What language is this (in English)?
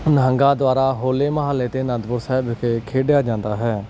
Punjabi